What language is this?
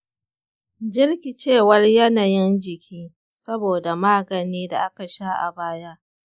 Hausa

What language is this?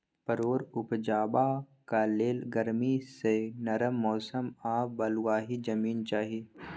Maithili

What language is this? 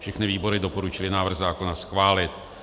Czech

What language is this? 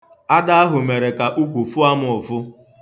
Igbo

